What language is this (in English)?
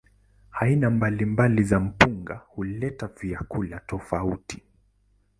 Swahili